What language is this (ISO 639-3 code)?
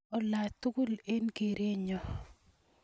kln